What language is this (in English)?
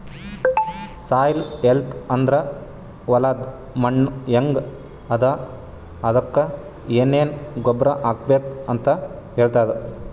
Kannada